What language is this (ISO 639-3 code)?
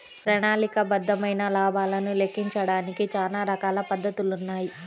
tel